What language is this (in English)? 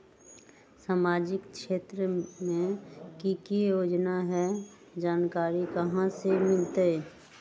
Magahi